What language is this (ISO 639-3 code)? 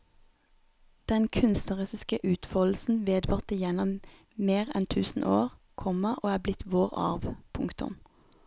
nor